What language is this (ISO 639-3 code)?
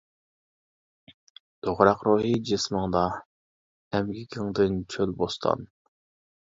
uig